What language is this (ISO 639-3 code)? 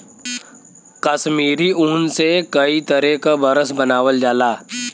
bho